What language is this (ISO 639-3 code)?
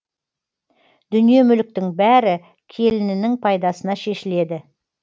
kaz